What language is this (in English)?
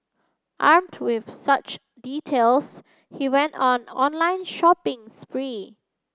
English